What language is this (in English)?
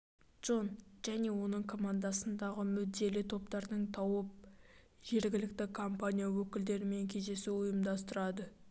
Kazakh